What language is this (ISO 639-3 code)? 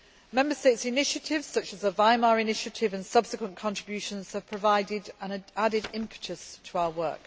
eng